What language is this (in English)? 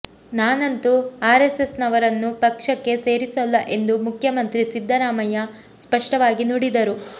Kannada